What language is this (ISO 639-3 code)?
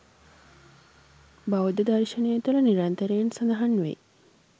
sin